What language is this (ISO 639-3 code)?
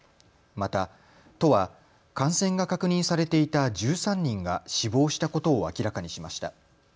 jpn